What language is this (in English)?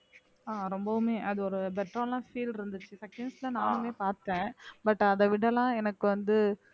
Tamil